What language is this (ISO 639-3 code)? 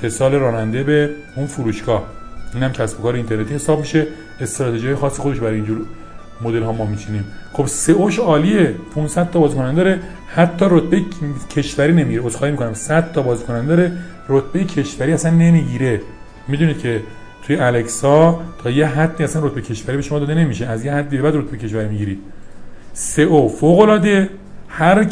fas